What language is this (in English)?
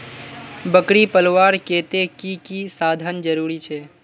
Magahi